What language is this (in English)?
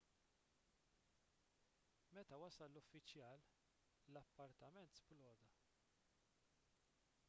Maltese